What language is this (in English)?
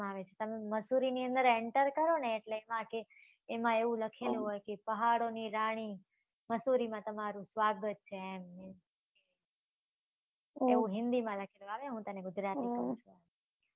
Gujarati